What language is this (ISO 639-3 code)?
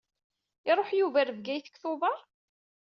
kab